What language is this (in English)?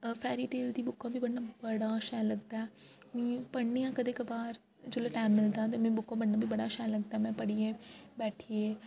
Dogri